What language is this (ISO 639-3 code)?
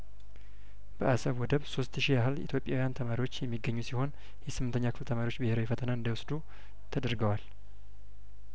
amh